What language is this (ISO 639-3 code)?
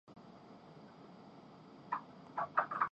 urd